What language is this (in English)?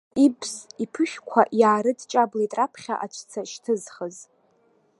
Abkhazian